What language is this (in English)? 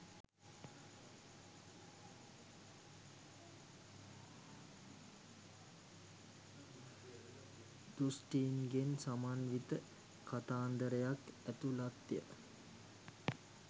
Sinhala